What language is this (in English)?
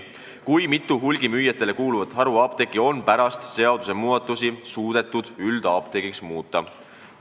Estonian